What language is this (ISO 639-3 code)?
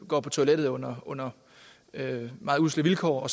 dan